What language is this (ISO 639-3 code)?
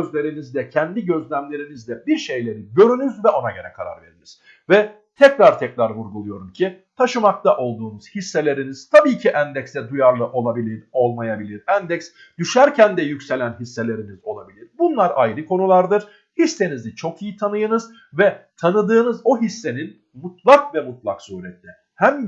tur